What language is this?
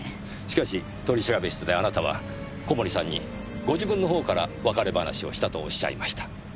Japanese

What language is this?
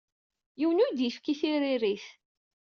Kabyle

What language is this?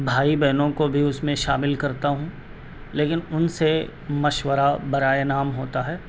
Urdu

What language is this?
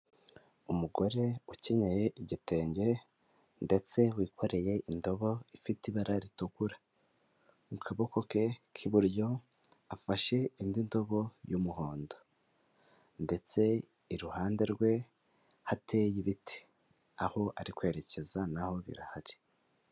Kinyarwanda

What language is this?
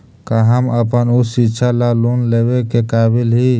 Magahi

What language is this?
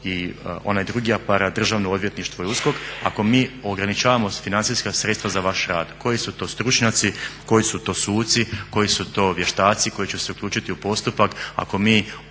Croatian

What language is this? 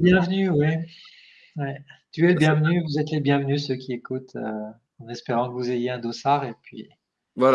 French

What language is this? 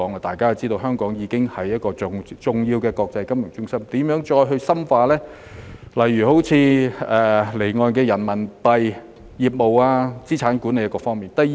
Cantonese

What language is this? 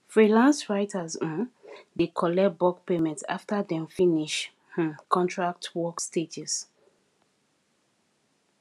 Nigerian Pidgin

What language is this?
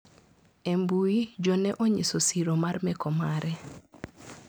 Luo (Kenya and Tanzania)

